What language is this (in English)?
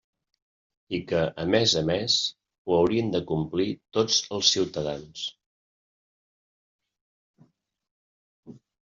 Catalan